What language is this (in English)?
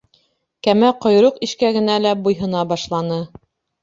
Bashkir